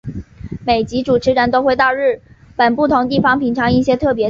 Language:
Chinese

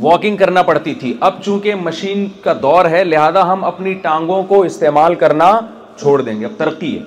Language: Urdu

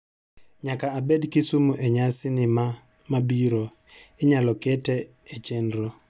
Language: Luo (Kenya and Tanzania)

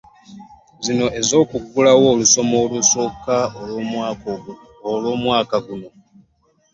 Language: Ganda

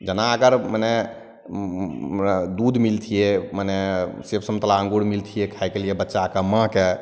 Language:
Maithili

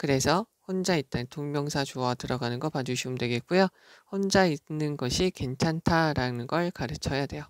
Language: Korean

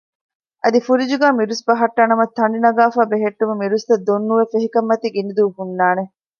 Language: Divehi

